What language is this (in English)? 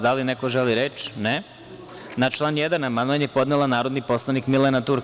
Serbian